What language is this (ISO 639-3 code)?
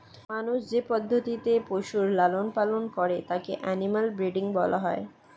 ben